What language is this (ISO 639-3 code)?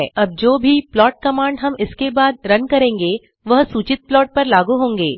hin